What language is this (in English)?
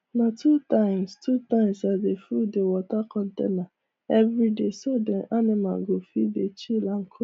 Nigerian Pidgin